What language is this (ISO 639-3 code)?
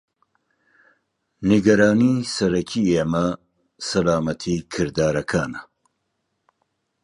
ckb